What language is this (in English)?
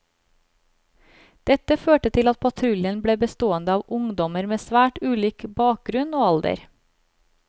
Norwegian